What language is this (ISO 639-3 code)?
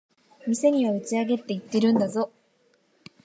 jpn